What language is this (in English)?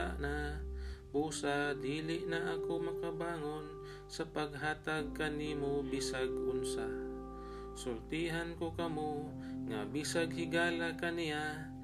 Filipino